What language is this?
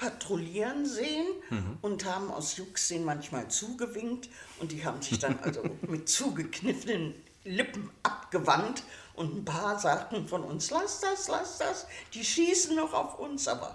German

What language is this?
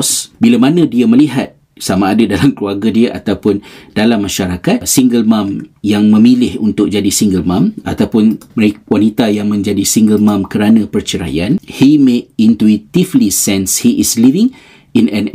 Malay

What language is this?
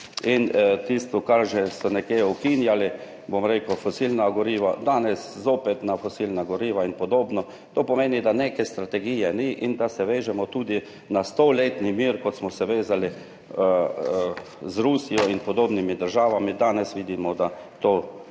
Slovenian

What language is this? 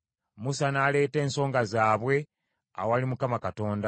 Ganda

